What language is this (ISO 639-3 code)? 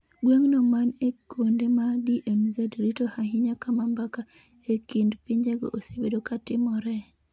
luo